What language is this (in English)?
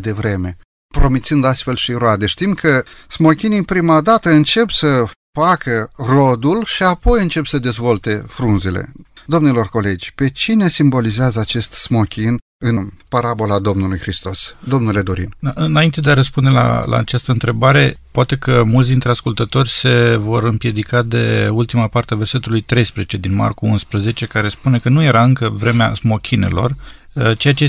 Romanian